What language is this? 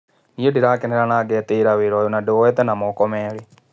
Kikuyu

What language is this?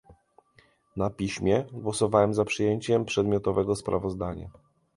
Polish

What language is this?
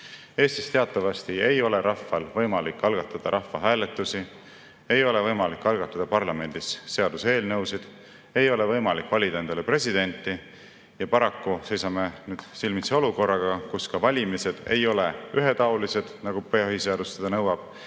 Estonian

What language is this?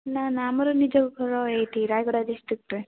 Odia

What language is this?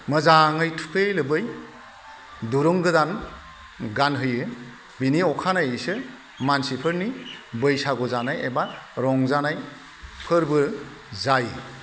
Bodo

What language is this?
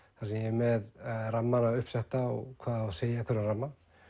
Icelandic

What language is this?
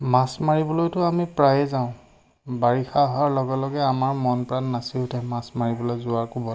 Assamese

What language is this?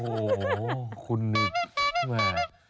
Thai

